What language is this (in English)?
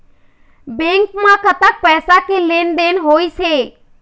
Chhattisgarhi